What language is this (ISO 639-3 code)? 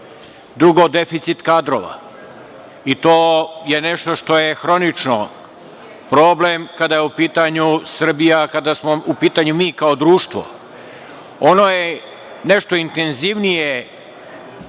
srp